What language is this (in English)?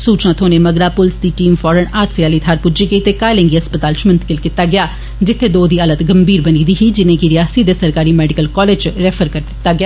Dogri